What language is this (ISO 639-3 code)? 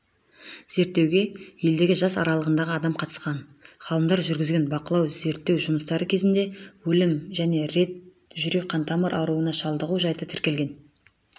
kaz